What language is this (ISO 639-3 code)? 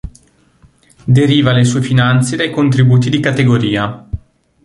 ita